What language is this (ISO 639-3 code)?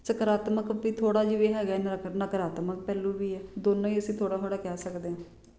pan